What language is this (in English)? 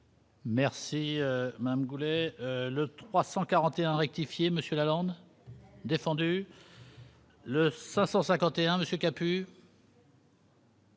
French